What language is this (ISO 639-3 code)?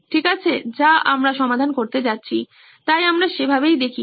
ben